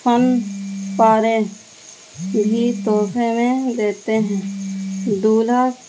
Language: Urdu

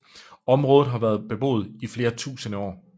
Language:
Danish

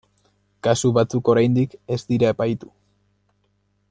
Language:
Basque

